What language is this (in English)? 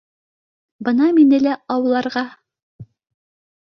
Bashkir